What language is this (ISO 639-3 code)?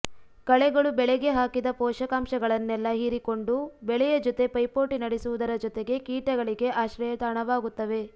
kan